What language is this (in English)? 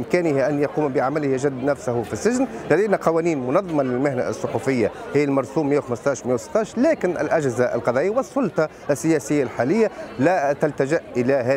Arabic